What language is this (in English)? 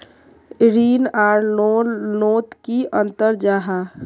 Magahi